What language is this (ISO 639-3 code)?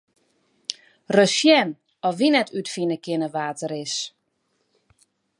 fry